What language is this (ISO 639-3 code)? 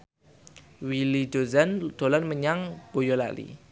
jav